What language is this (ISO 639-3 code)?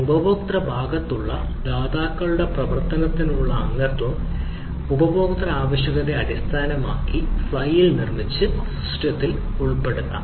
mal